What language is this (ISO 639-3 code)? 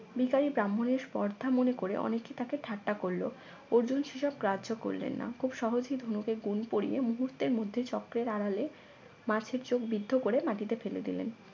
ben